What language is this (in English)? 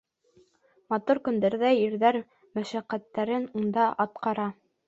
Bashkir